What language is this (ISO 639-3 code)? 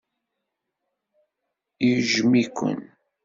kab